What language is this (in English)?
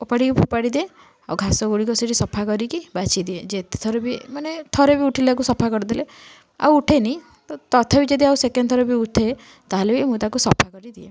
Odia